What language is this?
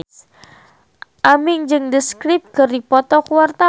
Sundanese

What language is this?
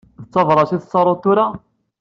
Kabyle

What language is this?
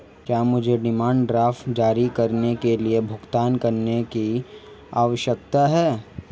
Hindi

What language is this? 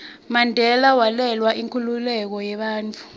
Swati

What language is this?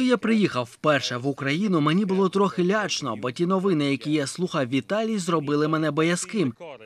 Ukrainian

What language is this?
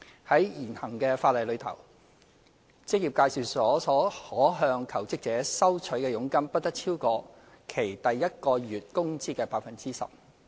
Cantonese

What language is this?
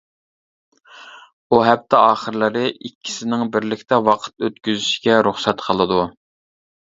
Uyghur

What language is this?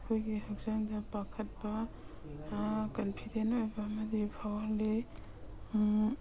Manipuri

